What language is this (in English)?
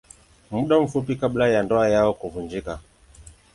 Swahili